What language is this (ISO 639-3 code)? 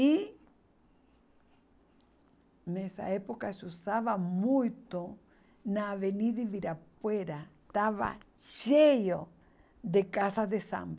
por